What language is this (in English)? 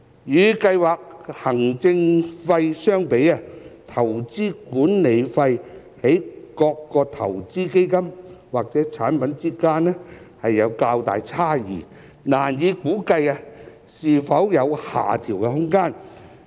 Cantonese